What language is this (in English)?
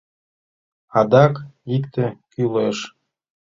Mari